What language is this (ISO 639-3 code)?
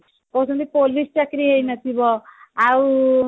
ori